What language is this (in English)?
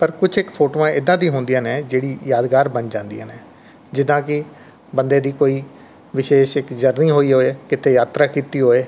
Punjabi